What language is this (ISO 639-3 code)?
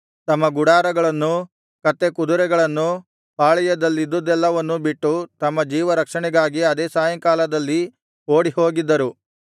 kan